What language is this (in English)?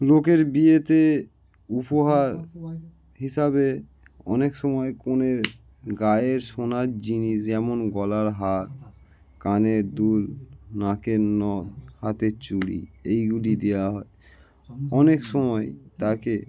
Bangla